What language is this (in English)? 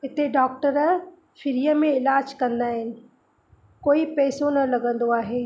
Sindhi